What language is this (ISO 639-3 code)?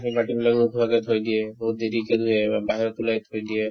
asm